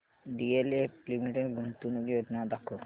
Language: Marathi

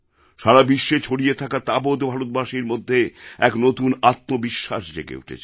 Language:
Bangla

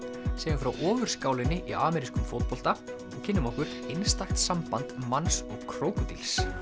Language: Icelandic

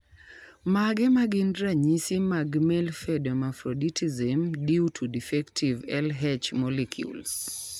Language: Luo (Kenya and Tanzania)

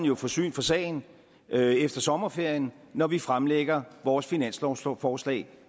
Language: Danish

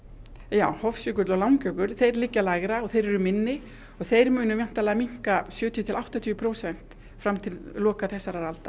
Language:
Icelandic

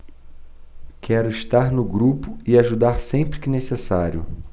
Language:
Portuguese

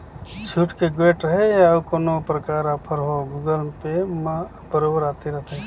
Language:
Chhattisgarhi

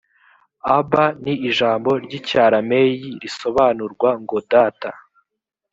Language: Kinyarwanda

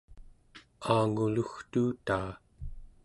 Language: Central Yupik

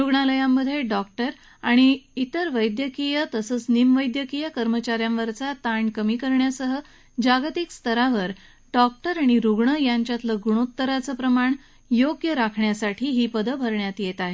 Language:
Marathi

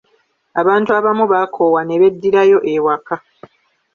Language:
Ganda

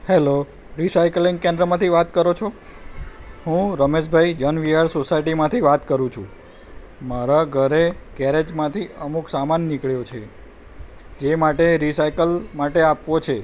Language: Gujarati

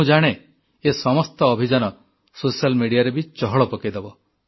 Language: Odia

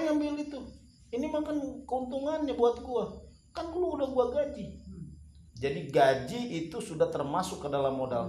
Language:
Indonesian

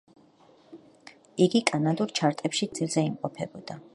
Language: Georgian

